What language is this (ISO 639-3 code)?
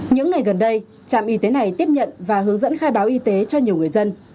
vie